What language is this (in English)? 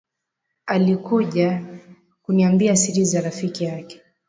Swahili